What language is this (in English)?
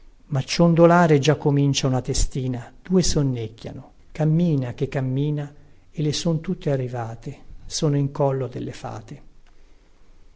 Italian